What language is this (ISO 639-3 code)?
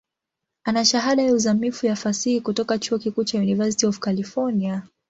swa